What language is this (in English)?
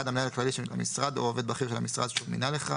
Hebrew